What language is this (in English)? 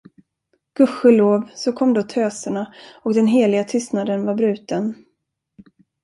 Swedish